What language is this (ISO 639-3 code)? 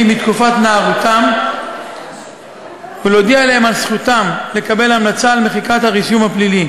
heb